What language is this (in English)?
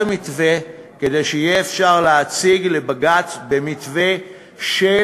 Hebrew